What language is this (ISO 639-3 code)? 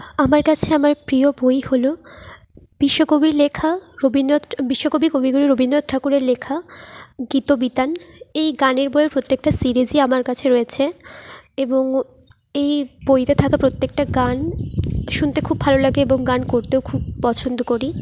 ben